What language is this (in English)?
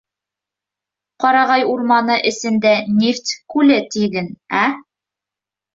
Bashkir